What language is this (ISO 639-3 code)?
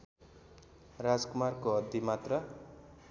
nep